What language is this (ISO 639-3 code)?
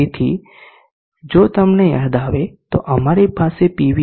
guj